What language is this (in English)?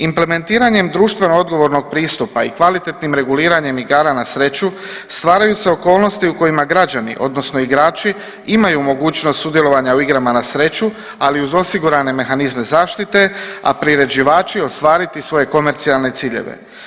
Croatian